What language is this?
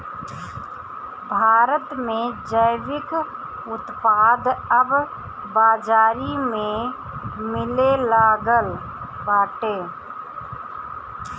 Bhojpuri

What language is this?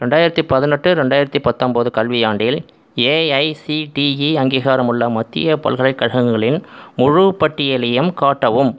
Tamil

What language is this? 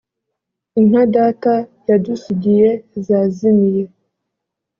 Kinyarwanda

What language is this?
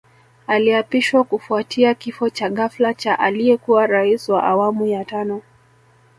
Swahili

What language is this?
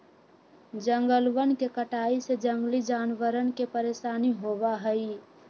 Magahi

